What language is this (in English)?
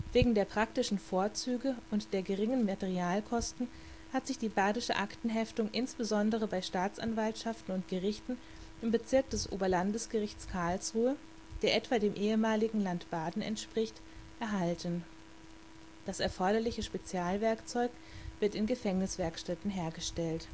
German